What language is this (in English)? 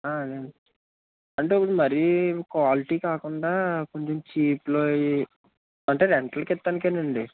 Telugu